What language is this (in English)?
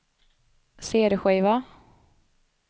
Swedish